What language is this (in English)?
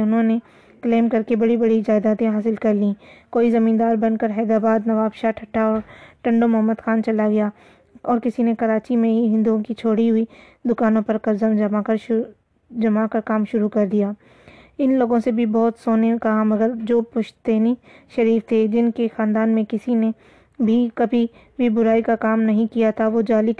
Urdu